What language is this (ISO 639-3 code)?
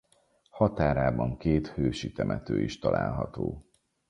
hun